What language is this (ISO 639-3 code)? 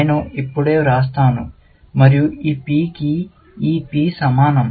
tel